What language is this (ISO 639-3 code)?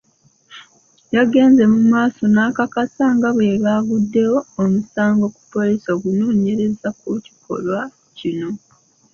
lug